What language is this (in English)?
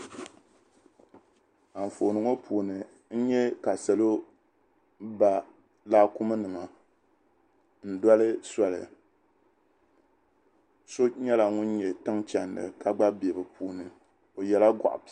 Dagbani